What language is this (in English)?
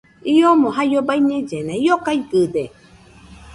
Nüpode Huitoto